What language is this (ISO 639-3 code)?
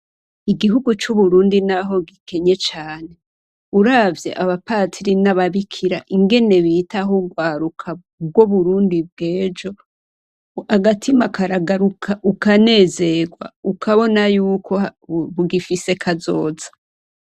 run